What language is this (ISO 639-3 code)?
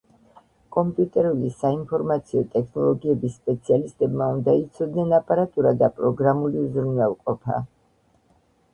kat